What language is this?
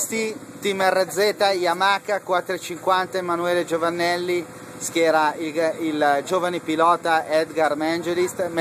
Italian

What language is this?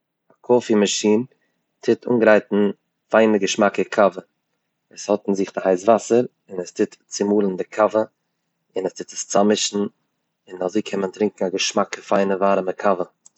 Yiddish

